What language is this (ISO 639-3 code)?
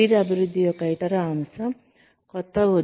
tel